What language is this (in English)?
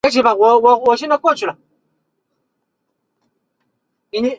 Chinese